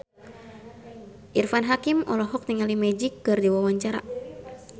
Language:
Sundanese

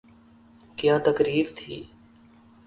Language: Urdu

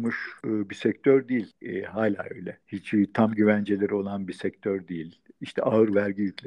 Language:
Turkish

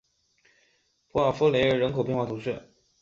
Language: Chinese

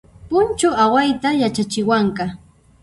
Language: Puno Quechua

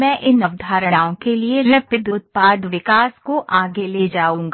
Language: Hindi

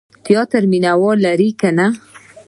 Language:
Pashto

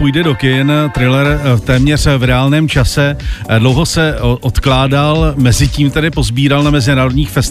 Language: Czech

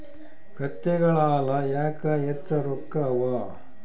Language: Kannada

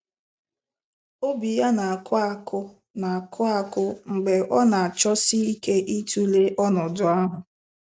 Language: Igbo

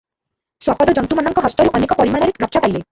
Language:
Odia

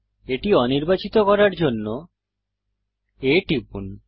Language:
Bangla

